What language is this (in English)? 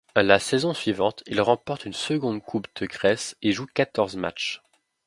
French